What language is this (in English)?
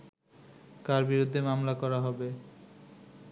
Bangla